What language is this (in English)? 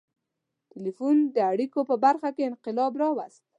Pashto